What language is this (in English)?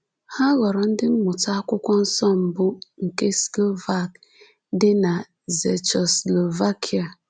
Igbo